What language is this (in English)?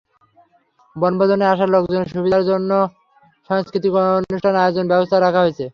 Bangla